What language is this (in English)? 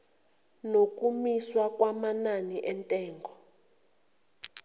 Zulu